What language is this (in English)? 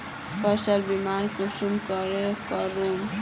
Magahi